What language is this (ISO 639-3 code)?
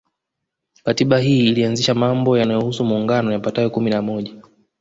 swa